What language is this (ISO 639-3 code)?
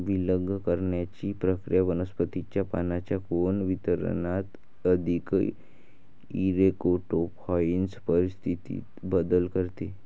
mar